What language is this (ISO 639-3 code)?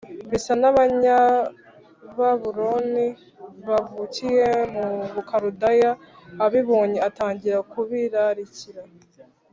kin